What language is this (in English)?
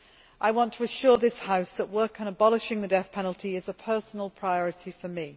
English